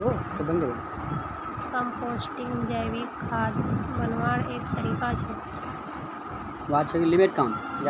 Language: Magahi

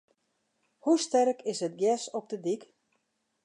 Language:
Western Frisian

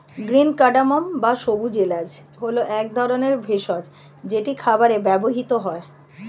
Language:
Bangla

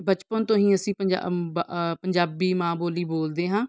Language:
Punjabi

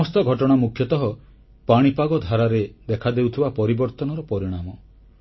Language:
Odia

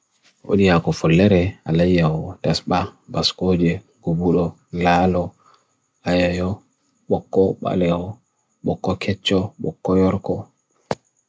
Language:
Bagirmi Fulfulde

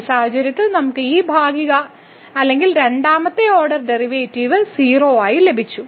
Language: Malayalam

